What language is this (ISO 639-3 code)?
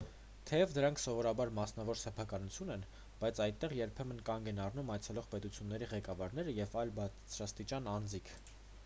hye